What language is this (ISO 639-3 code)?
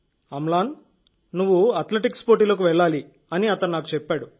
tel